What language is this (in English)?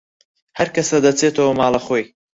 Central Kurdish